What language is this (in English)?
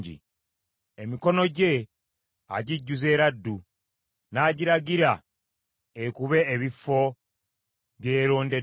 Ganda